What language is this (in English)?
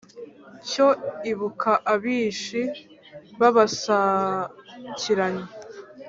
Kinyarwanda